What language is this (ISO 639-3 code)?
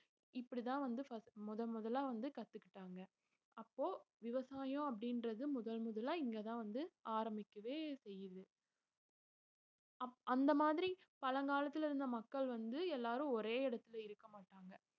tam